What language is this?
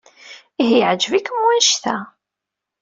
Kabyle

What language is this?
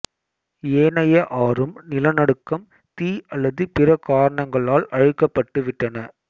Tamil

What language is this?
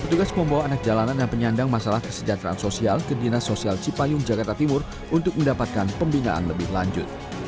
Indonesian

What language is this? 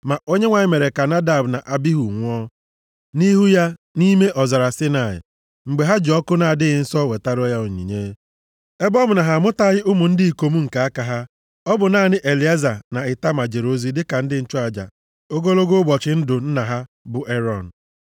Igbo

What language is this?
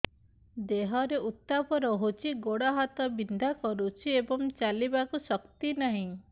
Odia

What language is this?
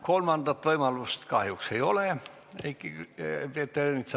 Estonian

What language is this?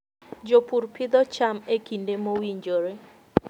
Luo (Kenya and Tanzania)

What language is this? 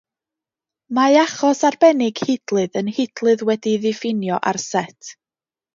Welsh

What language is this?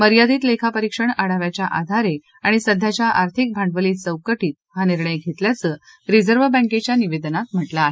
Marathi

